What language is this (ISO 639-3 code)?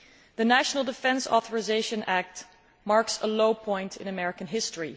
eng